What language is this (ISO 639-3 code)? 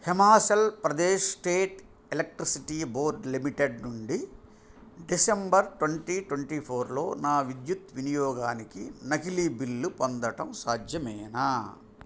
tel